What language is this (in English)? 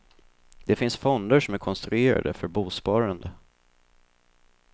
Swedish